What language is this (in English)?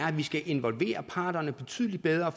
Danish